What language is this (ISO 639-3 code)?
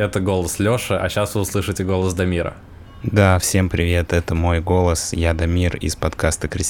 rus